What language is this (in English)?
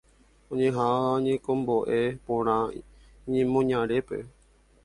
Guarani